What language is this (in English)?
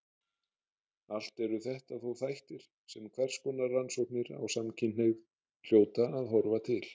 Icelandic